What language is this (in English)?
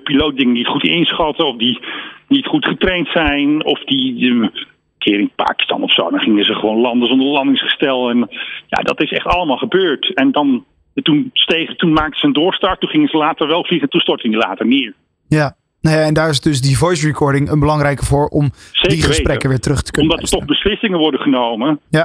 Dutch